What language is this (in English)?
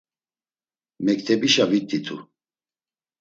Laz